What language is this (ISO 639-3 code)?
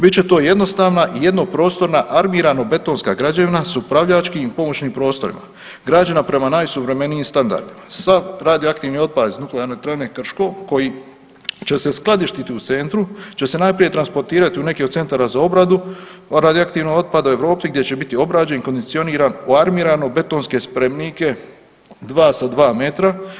hrv